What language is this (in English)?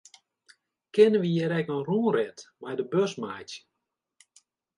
Western Frisian